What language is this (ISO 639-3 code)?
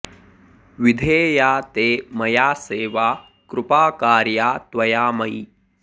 san